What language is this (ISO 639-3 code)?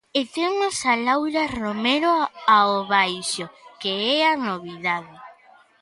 glg